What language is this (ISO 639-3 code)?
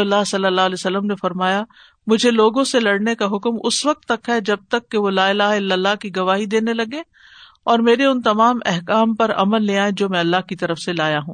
urd